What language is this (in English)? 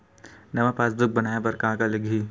Chhattisgarhi